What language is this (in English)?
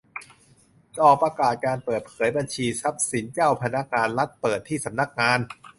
Thai